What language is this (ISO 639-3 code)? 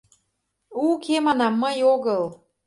chm